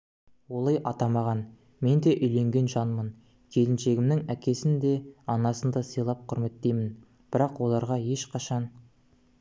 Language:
Kazakh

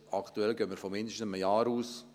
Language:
Swiss German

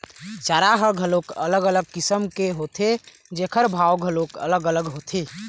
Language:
Chhattisgarhi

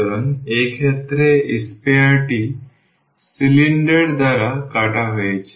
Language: Bangla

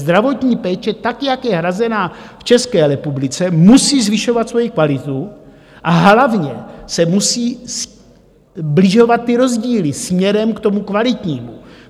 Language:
Czech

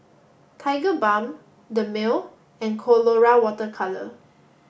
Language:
English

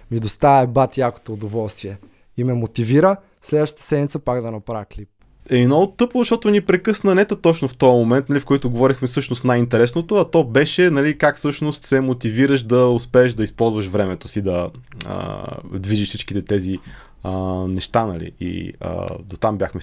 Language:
Bulgarian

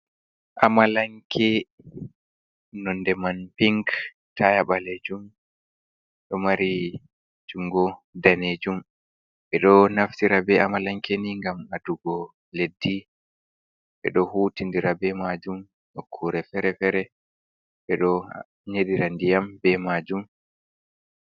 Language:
Fula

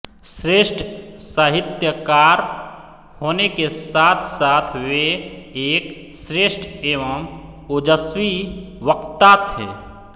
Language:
Hindi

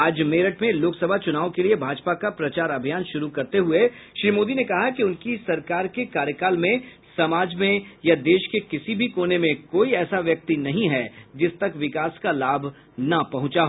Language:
Hindi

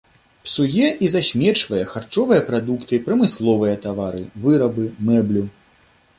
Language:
Belarusian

